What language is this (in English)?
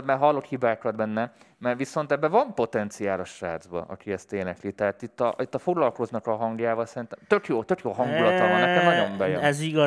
Hungarian